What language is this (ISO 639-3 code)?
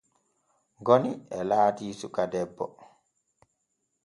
fue